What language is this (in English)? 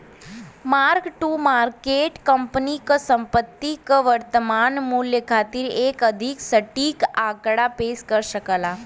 Bhojpuri